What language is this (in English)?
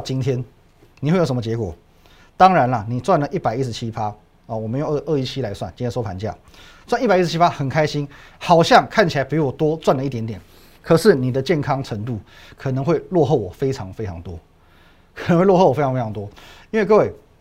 Chinese